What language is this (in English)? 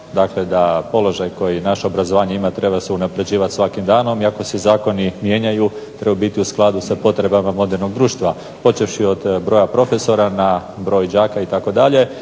Croatian